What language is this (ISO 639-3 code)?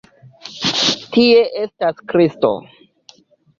epo